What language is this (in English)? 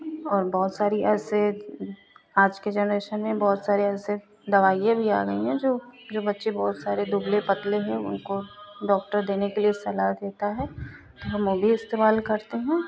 Hindi